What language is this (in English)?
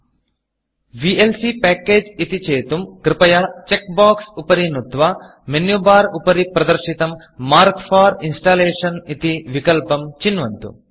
Sanskrit